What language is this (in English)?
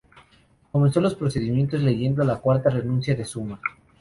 Spanish